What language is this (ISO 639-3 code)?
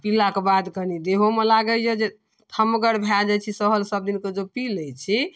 mai